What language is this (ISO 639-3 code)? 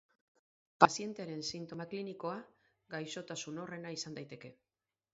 eus